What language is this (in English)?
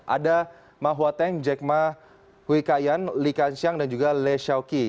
Indonesian